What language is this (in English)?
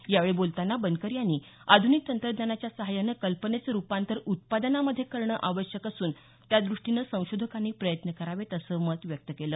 Marathi